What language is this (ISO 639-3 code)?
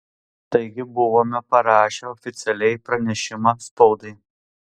lit